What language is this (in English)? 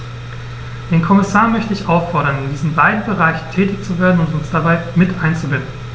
German